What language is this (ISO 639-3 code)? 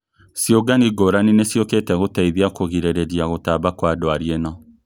kik